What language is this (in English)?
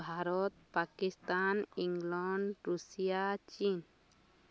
Odia